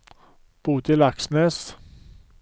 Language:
Norwegian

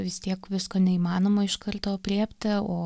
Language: Lithuanian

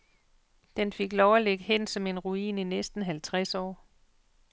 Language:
Danish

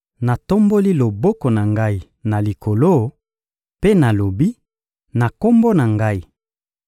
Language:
Lingala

